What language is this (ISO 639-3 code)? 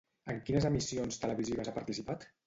cat